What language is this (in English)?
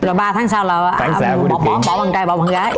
Vietnamese